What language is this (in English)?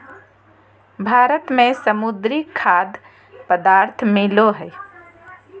Magahi